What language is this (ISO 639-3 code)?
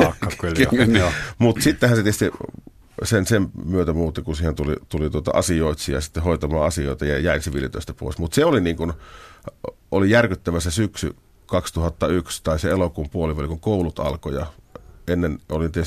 fin